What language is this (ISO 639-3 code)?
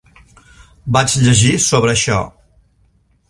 cat